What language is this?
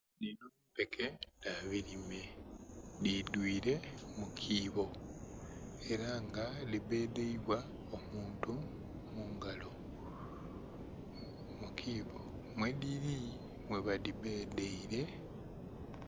Soga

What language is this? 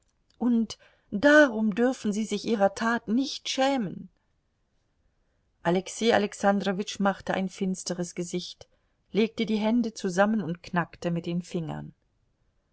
German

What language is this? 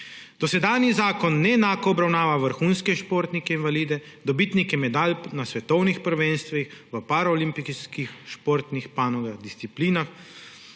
Slovenian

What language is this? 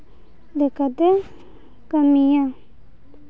Santali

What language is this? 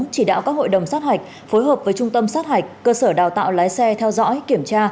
Vietnamese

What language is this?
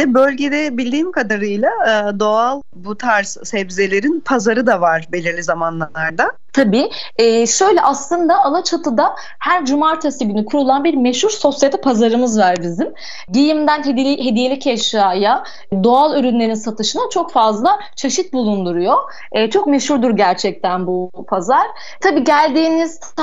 Turkish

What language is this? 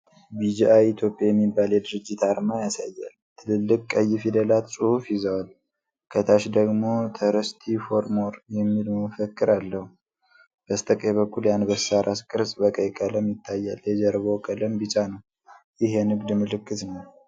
Amharic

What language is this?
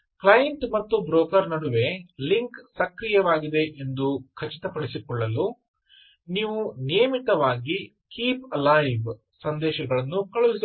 Kannada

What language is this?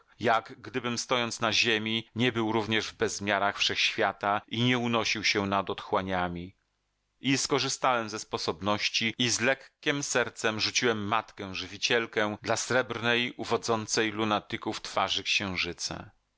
Polish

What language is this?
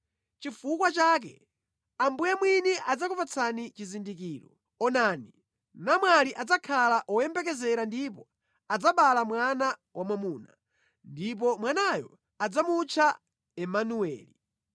Nyanja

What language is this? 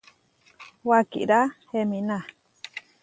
Huarijio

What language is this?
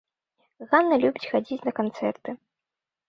Belarusian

